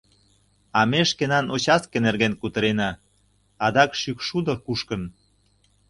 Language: Mari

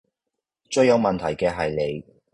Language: Cantonese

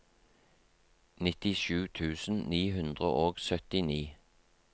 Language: Norwegian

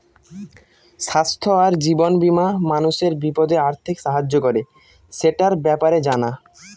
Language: Bangla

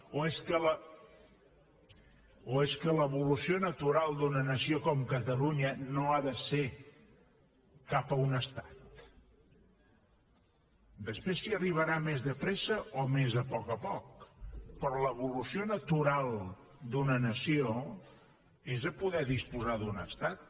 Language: Catalan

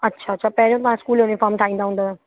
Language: Sindhi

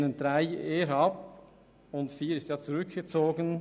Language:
Swiss German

